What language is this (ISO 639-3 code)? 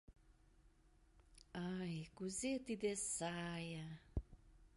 chm